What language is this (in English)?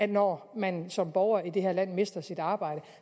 Danish